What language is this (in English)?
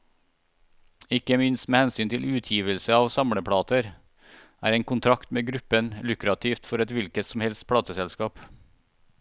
Norwegian